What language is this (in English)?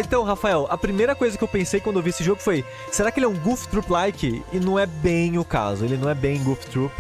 Portuguese